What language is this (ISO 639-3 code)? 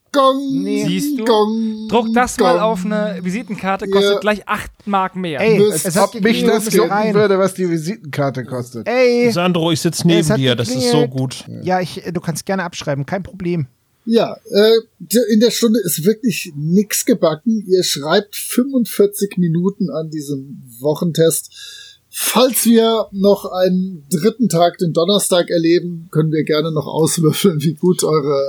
deu